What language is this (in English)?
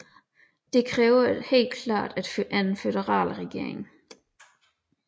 Danish